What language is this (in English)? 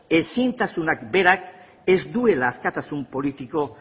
Basque